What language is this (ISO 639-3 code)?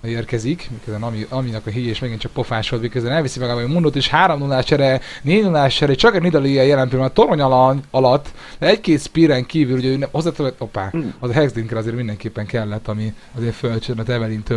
hun